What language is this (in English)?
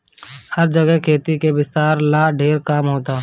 Bhojpuri